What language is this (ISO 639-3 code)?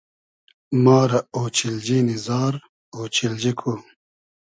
haz